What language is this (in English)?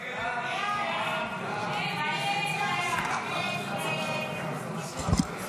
Hebrew